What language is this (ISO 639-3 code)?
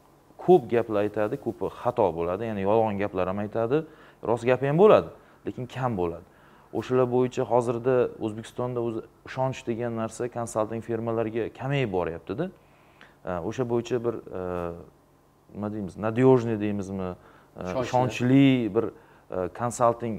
rus